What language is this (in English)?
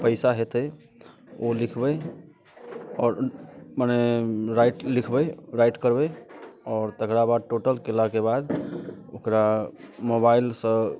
Maithili